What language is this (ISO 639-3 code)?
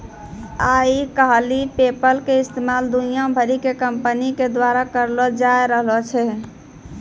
mai